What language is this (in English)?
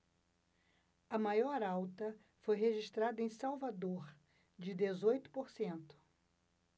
Portuguese